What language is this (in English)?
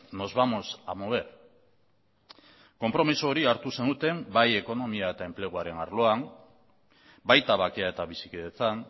Basque